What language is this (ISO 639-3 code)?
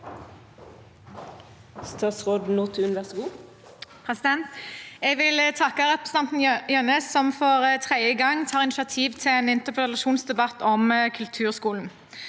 nor